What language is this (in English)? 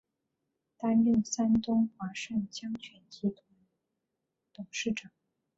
Chinese